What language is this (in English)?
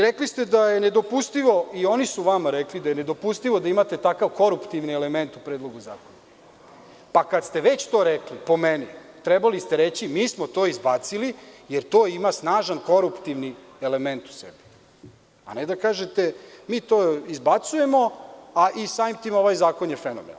Serbian